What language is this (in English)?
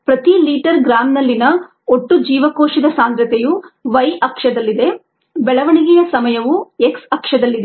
Kannada